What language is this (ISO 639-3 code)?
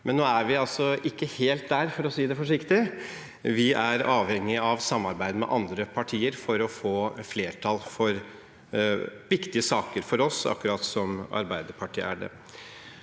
nor